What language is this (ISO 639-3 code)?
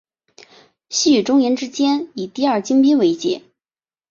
zho